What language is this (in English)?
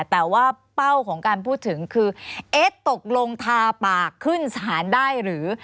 Thai